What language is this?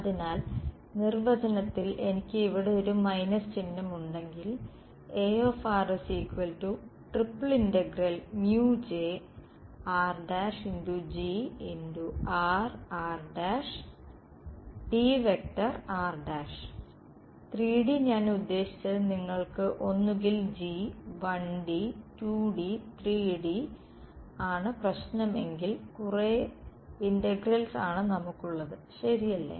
Malayalam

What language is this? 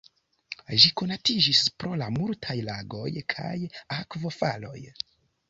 Esperanto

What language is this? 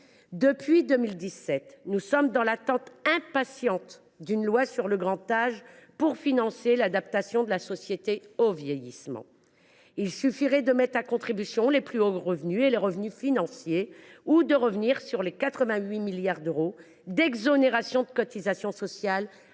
French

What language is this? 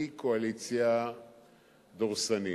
Hebrew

